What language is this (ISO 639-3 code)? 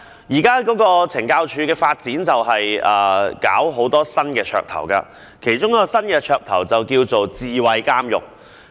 yue